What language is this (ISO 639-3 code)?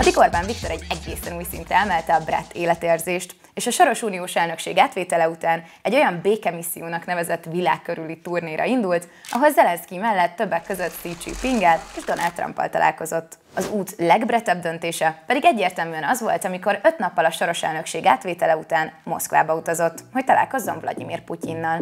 hun